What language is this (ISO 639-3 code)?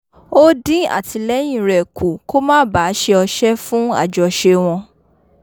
yor